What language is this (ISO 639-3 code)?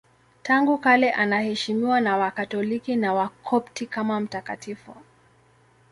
swa